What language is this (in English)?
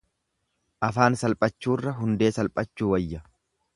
Oromo